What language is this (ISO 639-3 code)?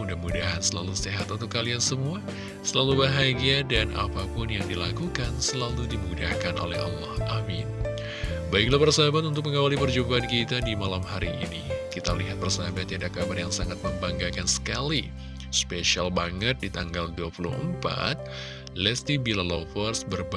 ind